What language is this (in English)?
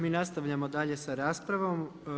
Croatian